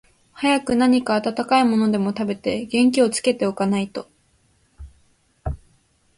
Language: Japanese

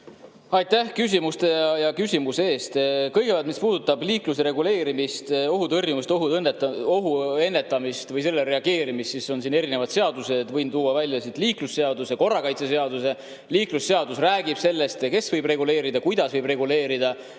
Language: Estonian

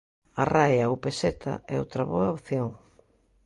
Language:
Galician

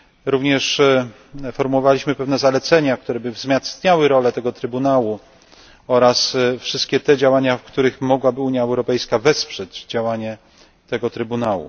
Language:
Polish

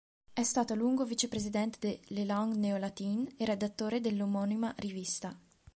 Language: Italian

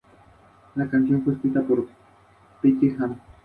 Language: Spanish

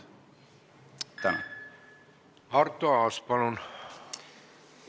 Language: Estonian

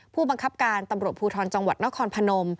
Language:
Thai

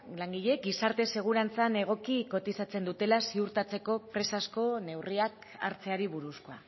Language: Basque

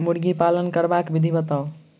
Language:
Maithili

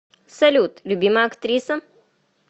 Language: Russian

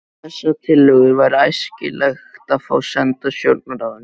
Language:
Icelandic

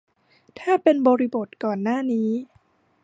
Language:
Thai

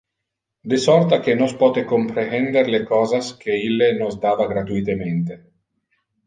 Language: Interlingua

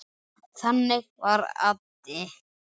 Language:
Icelandic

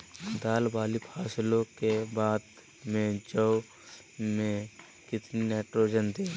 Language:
Magahi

